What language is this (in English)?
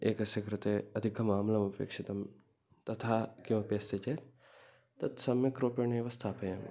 Sanskrit